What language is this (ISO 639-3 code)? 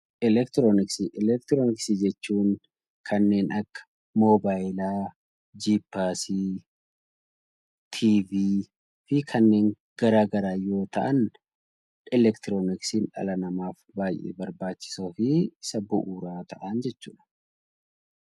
orm